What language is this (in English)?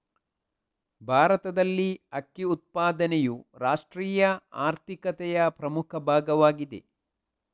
Kannada